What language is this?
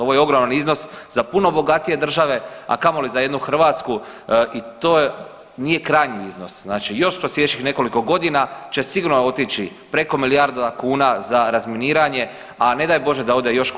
Croatian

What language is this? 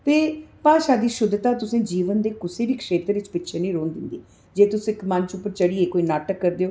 Dogri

